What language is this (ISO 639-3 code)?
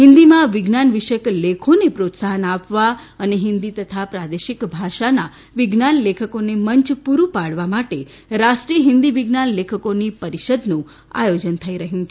guj